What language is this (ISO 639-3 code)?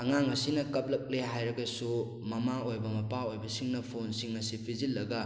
mni